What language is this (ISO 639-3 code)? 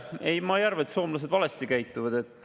est